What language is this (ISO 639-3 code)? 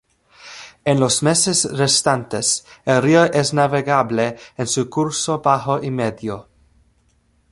spa